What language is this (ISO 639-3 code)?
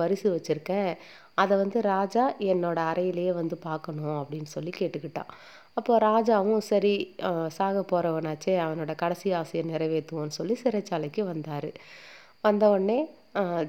tam